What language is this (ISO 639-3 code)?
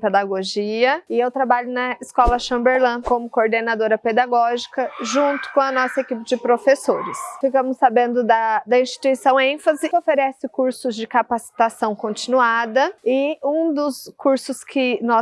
por